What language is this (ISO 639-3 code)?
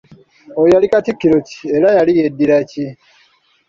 lug